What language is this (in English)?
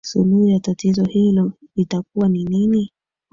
Swahili